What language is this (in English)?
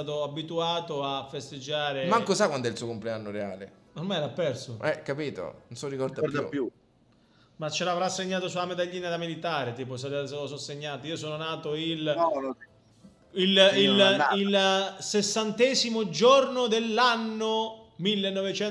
Italian